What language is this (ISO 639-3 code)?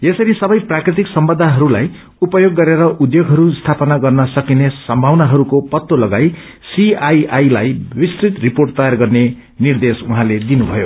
nep